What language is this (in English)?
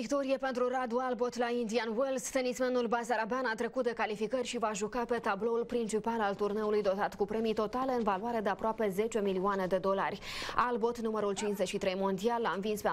Romanian